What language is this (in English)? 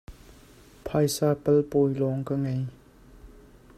Hakha Chin